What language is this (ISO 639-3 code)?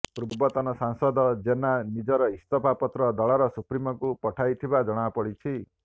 ori